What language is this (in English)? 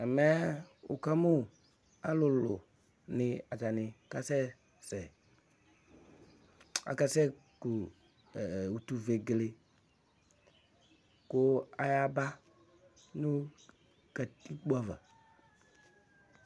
Ikposo